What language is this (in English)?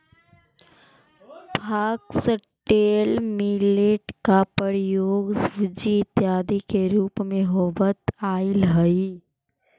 Magahi